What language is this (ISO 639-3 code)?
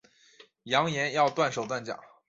zho